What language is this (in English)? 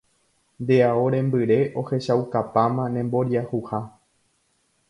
Guarani